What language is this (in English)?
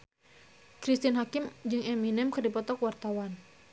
Sundanese